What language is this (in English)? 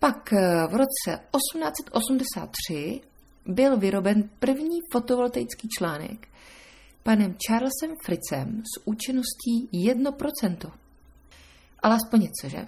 Czech